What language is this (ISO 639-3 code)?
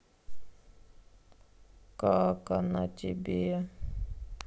rus